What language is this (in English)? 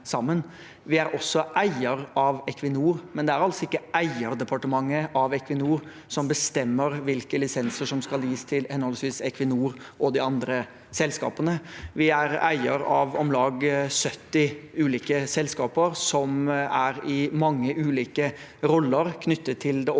Norwegian